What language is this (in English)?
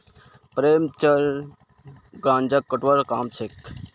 Magahi